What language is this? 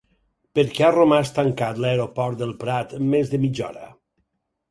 Catalan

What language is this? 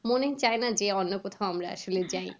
Bangla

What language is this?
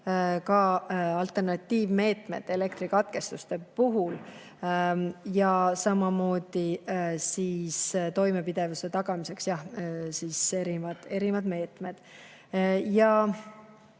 Estonian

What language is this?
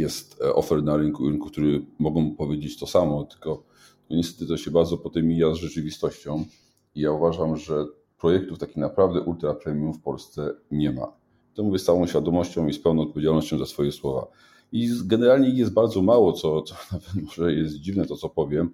Polish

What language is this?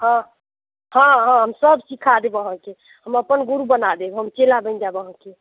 Maithili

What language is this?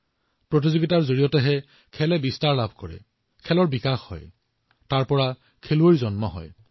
Assamese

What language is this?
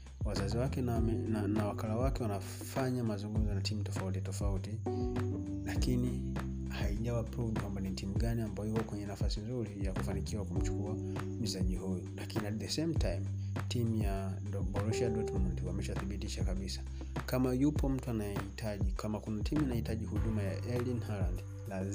Swahili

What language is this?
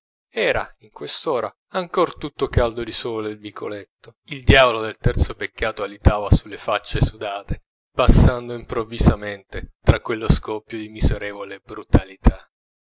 Italian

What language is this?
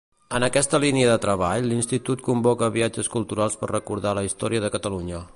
Catalan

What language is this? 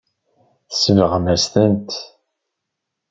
Kabyle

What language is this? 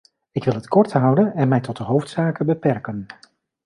Dutch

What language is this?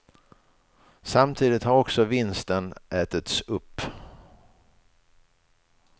Swedish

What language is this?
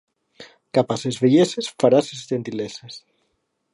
Catalan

